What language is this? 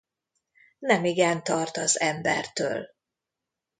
Hungarian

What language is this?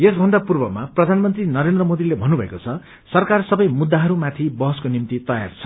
Nepali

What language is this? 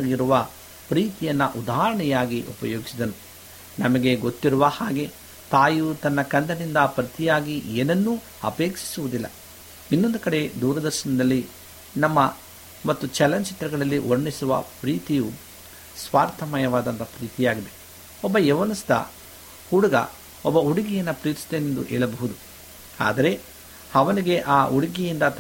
Kannada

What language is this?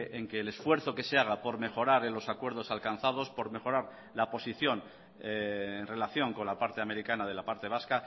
Spanish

